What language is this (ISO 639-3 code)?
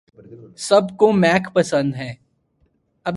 urd